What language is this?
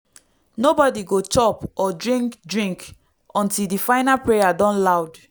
Nigerian Pidgin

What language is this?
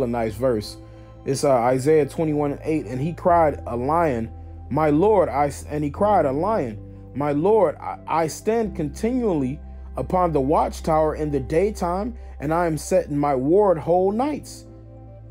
English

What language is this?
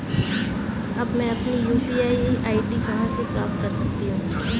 Hindi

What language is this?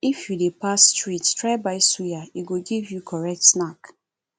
Nigerian Pidgin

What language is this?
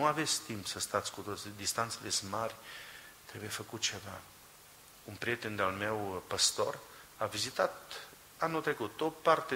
Romanian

